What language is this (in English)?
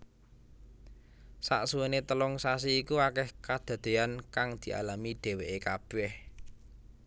Javanese